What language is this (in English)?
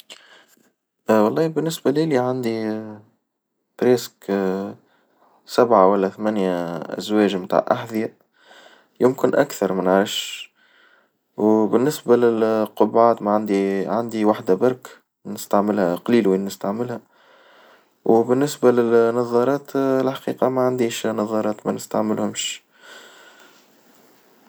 Tunisian Arabic